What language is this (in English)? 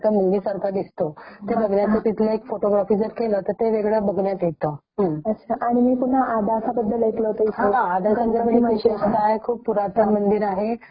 Marathi